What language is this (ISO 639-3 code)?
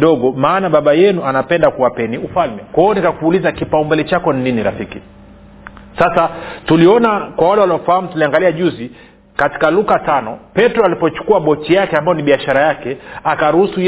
swa